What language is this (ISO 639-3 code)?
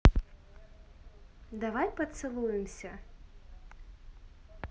rus